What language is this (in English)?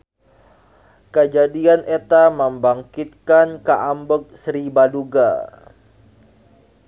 Sundanese